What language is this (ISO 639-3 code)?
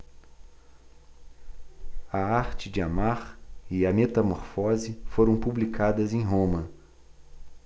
por